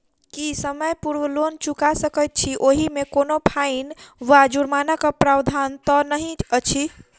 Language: Maithili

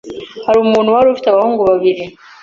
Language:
Kinyarwanda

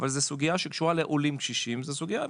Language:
Hebrew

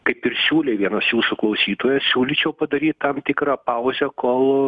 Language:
Lithuanian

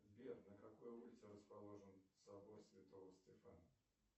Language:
Russian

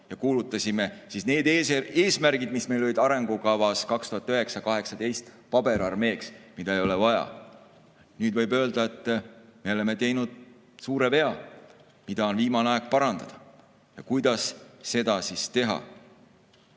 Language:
Estonian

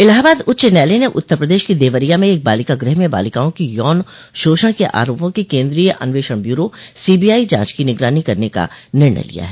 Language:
Hindi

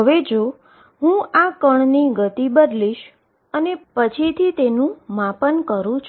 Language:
Gujarati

